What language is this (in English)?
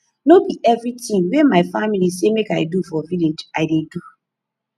Nigerian Pidgin